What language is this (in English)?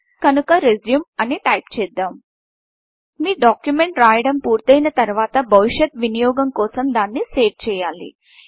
Telugu